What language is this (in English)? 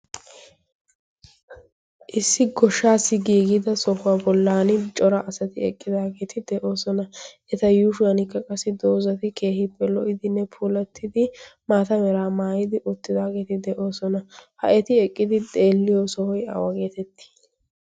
Wolaytta